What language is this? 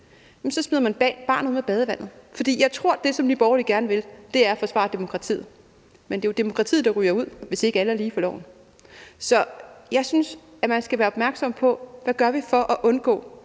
Danish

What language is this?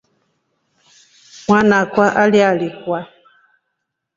Rombo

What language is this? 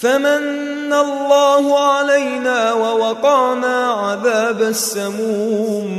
Arabic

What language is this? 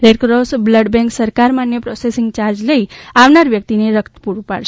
Gujarati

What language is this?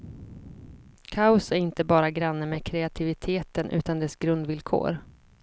Swedish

